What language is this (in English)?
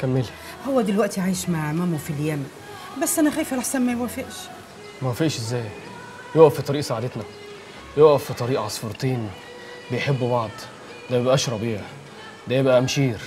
Arabic